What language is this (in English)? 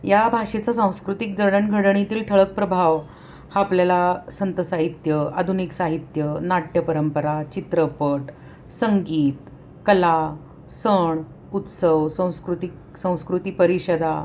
Marathi